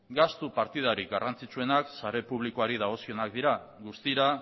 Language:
Basque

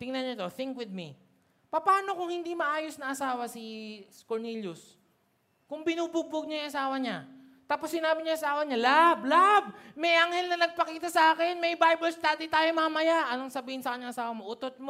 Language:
Filipino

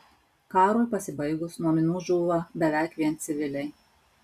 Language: Lithuanian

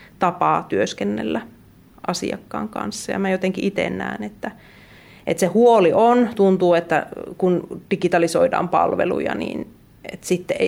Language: Finnish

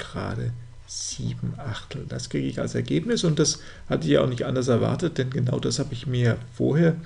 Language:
German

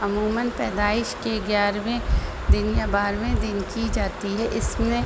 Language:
Urdu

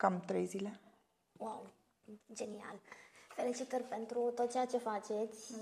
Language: Romanian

